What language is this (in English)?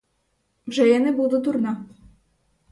Ukrainian